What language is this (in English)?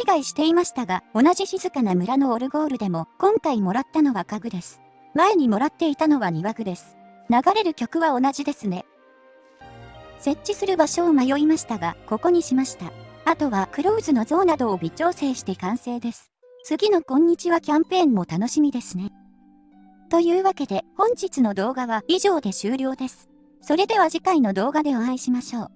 Japanese